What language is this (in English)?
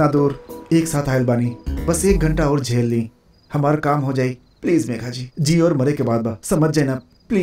Hindi